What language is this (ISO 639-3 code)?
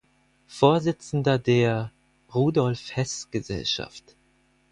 deu